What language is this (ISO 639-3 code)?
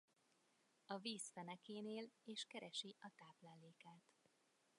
hun